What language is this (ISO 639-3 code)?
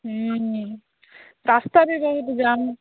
ori